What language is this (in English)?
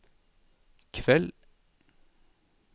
Norwegian